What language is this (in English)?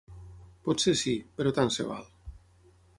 Catalan